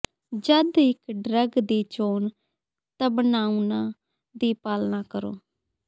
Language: Punjabi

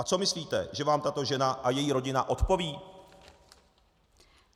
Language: Czech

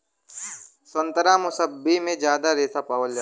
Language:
Bhojpuri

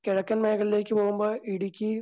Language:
Malayalam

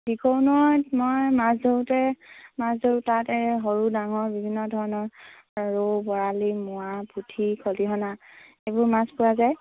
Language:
Assamese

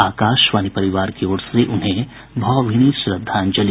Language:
Hindi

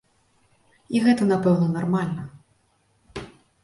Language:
Belarusian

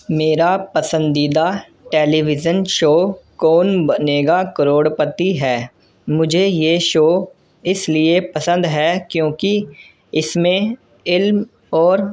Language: Urdu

